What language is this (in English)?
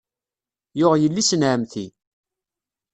Kabyle